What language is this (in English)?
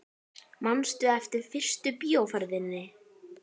Icelandic